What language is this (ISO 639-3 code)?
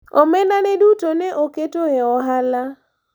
luo